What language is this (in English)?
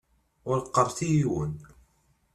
Kabyle